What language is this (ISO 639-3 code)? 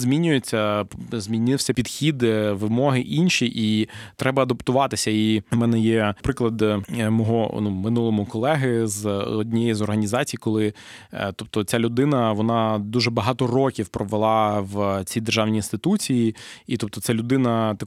ukr